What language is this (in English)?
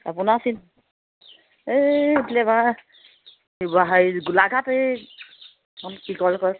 Assamese